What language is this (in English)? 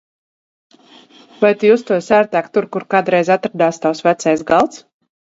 Latvian